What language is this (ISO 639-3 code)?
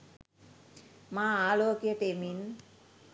sin